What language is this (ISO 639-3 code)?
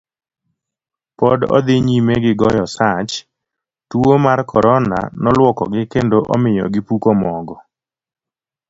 luo